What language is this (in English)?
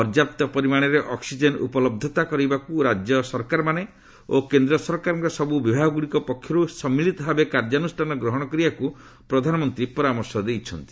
Odia